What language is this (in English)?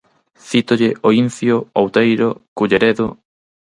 Galician